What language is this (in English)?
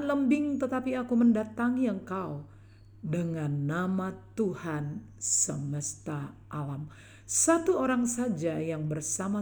Indonesian